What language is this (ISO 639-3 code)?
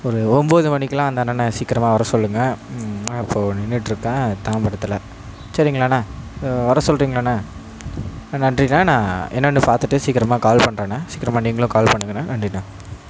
tam